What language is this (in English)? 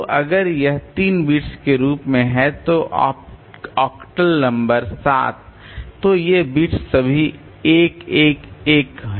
Hindi